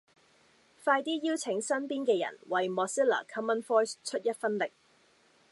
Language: Cantonese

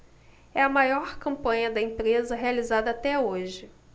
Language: Portuguese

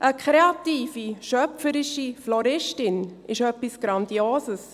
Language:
Swiss German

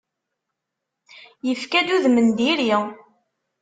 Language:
Kabyle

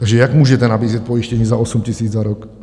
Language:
Czech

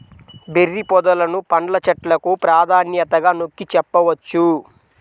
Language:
Telugu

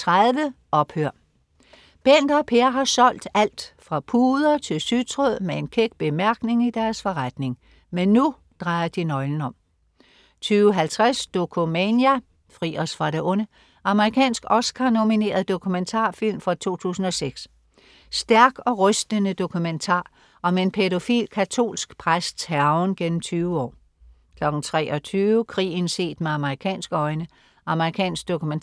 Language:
Danish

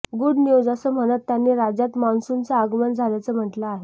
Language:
Marathi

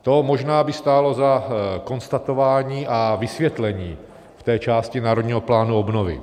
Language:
Czech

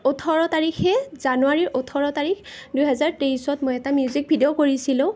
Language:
Assamese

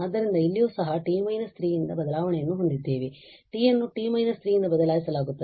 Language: Kannada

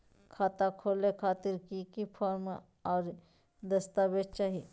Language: Magahi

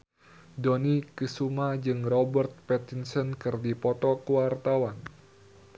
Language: Sundanese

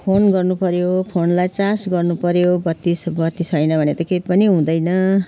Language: Nepali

